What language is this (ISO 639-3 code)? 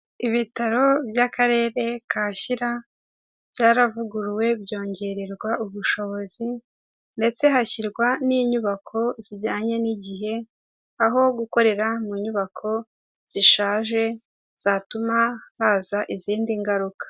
kin